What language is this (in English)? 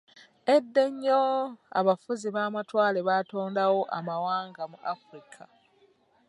Ganda